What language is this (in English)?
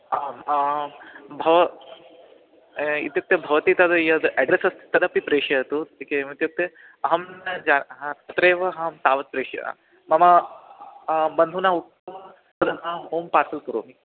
Sanskrit